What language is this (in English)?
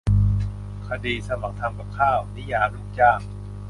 Thai